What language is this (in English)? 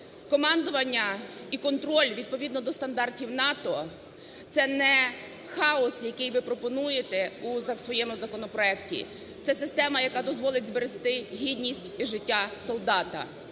Ukrainian